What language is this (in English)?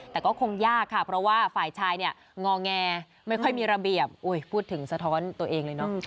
Thai